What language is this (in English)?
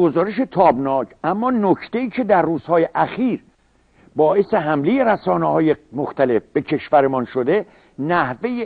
Persian